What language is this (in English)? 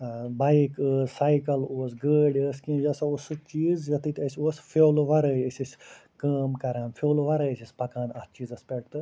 Kashmiri